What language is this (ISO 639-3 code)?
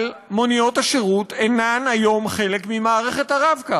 heb